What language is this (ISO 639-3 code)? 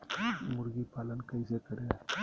mag